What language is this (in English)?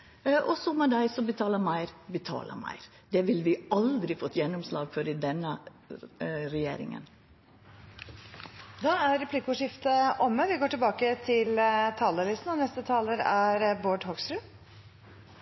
Norwegian